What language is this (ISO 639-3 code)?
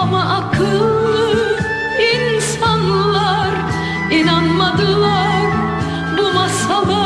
tur